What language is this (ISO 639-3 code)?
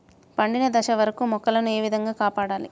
tel